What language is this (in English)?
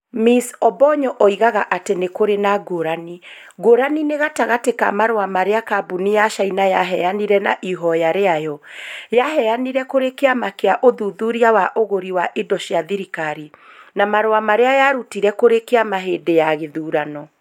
Kikuyu